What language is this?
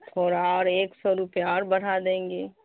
Urdu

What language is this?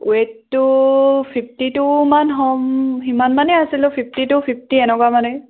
Assamese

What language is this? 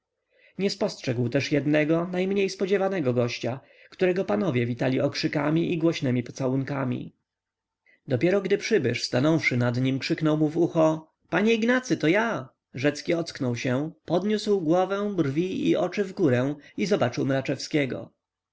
Polish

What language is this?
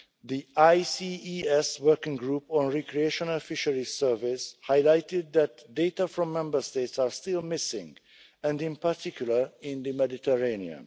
English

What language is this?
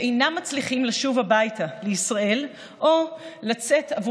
Hebrew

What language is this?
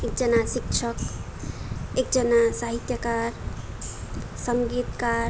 Nepali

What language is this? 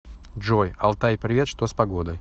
Russian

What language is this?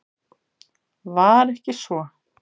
Icelandic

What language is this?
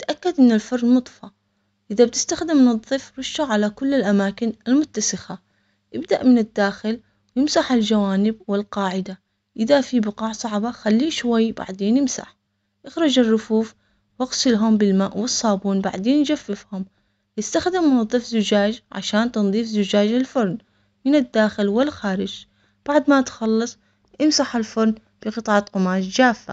Omani Arabic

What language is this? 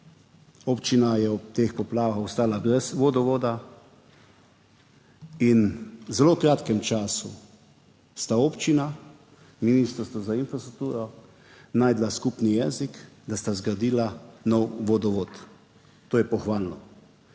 Slovenian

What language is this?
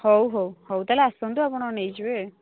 Odia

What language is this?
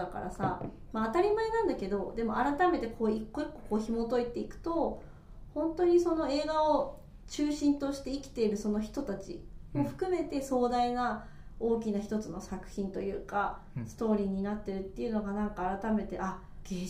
Japanese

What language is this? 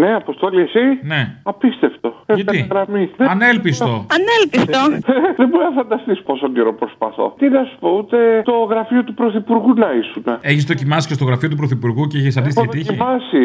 Greek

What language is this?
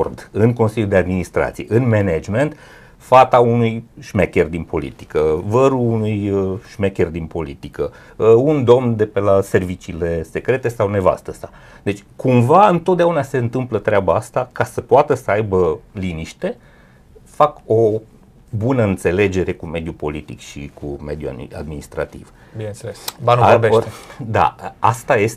Romanian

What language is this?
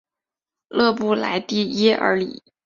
Chinese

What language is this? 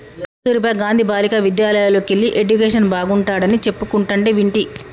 Telugu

